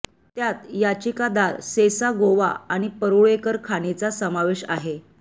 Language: Marathi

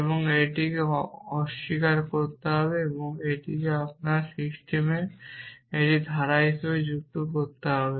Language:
Bangla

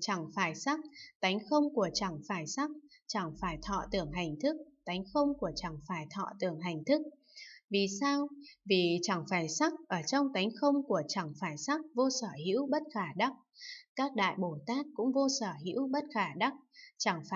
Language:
Vietnamese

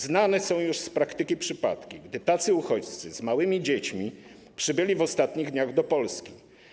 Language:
Polish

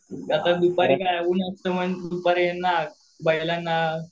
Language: Marathi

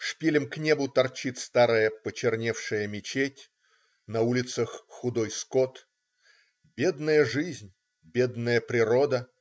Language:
Russian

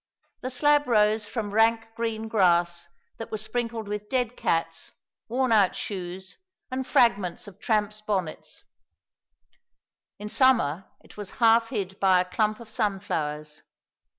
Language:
English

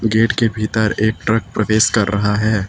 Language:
Hindi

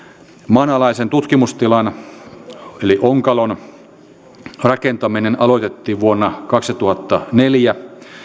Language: Finnish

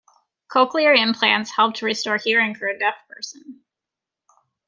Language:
English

